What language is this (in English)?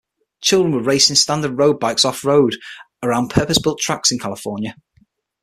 English